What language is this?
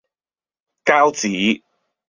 Cantonese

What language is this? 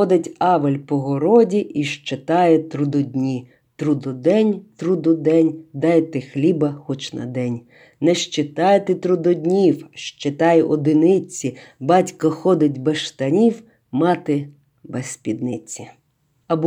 Ukrainian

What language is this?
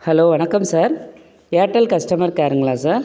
Tamil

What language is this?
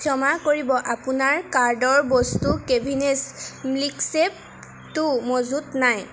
Assamese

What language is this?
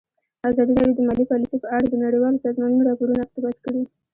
Pashto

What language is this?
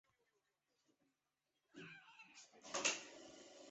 Chinese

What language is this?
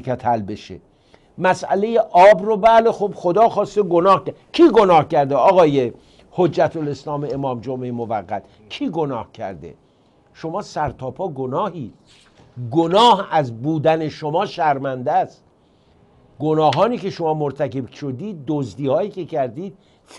Persian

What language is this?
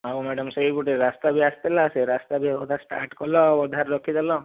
Odia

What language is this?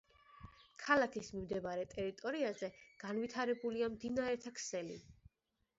Georgian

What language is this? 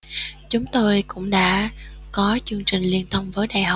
Vietnamese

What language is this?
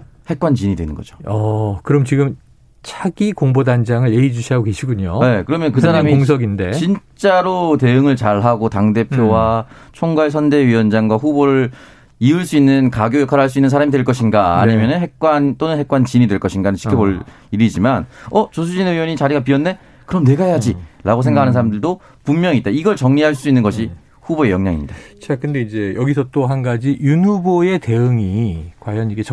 Korean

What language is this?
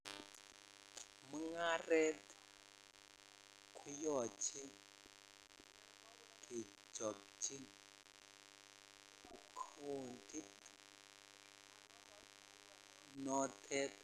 Kalenjin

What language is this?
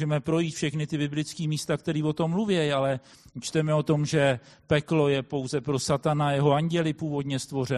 Czech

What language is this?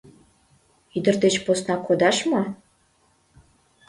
Mari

